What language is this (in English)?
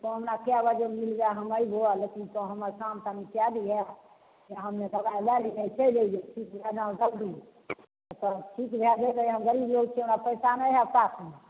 Maithili